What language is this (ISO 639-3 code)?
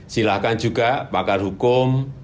ind